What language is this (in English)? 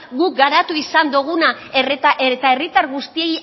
Basque